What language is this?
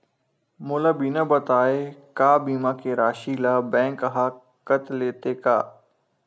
Chhattisgarhi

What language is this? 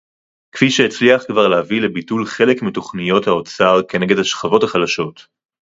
Hebrew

